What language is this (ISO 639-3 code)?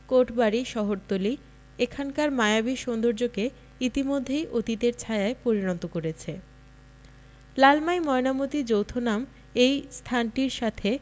ben